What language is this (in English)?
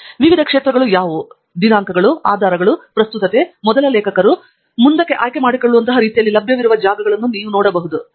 Kannada